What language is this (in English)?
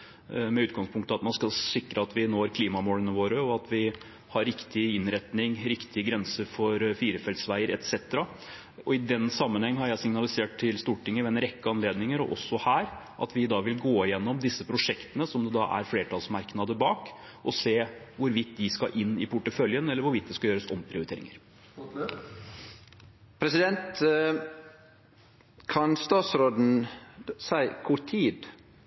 Norwegian